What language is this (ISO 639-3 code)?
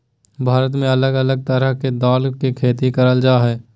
mag